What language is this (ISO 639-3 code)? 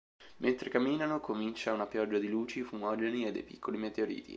ita